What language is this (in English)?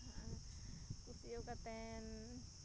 Santali